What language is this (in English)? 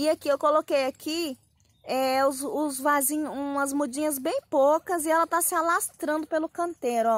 Portuguese